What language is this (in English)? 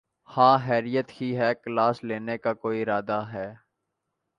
Urdu